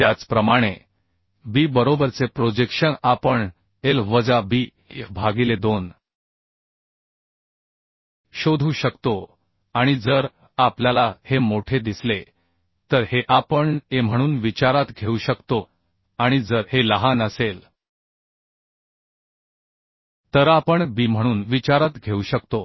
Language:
Marathi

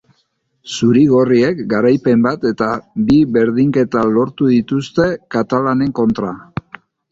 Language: Basque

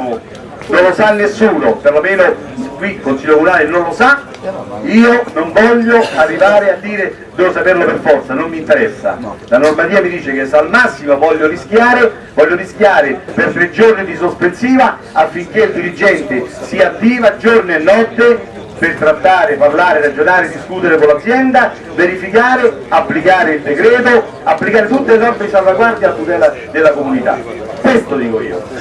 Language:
Italian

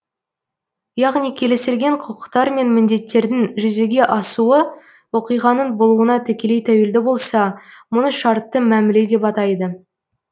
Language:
Kazakh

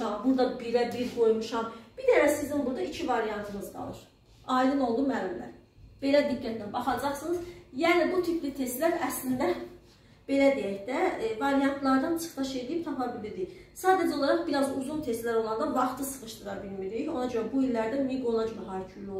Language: Turkish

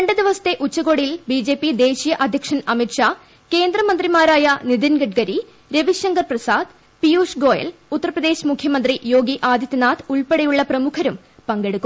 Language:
Malayalam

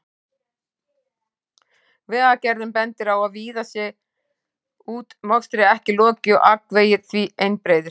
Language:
Icelandic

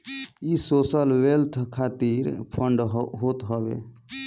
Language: Bhojpuri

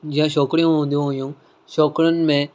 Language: Sindhi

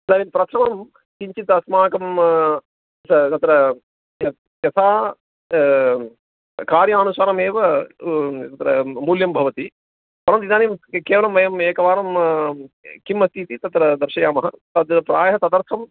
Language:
Sanskrit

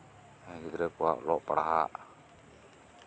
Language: Santali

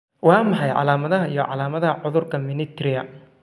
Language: Somali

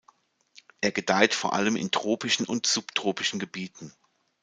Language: German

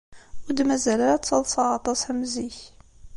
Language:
Kabyle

